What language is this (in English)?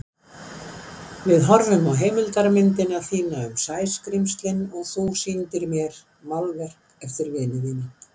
Icelandic